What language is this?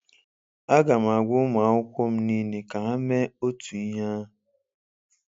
Igbo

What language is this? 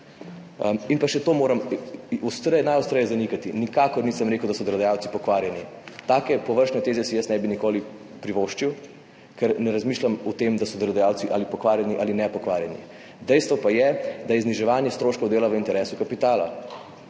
Slovenian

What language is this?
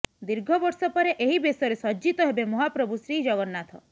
Odia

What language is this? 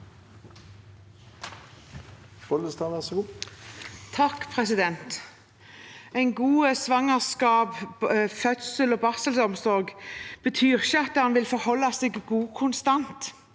Norwegian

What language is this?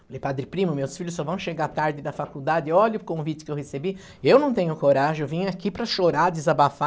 Portuguese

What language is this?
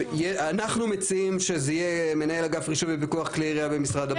Hebrew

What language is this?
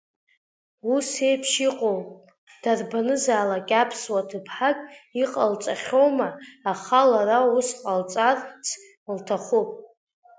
Abkhazian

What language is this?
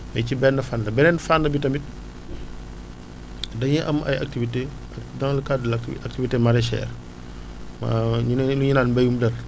Wolof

